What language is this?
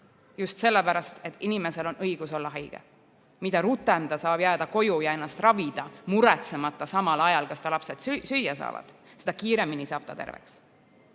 Estonian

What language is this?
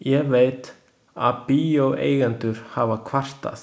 Icelandic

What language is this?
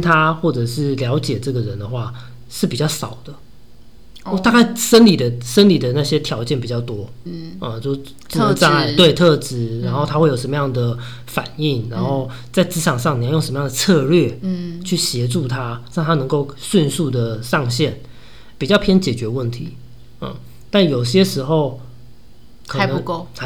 Chinese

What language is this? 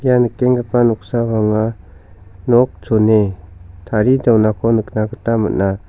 Garo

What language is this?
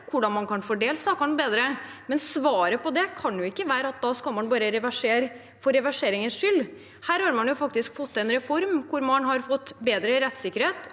Norwegian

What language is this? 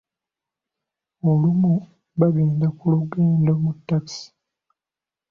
Ganda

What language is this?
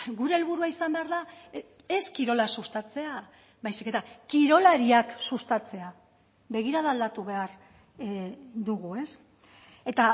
Basque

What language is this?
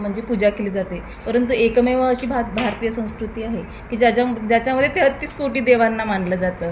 Marathi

